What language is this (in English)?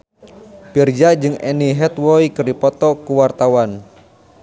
Sundanese